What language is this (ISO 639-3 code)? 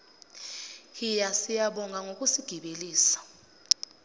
zul